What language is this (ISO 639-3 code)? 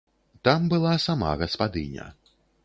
bel